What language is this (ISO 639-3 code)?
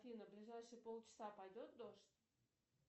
rus